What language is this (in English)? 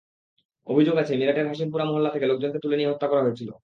Bangla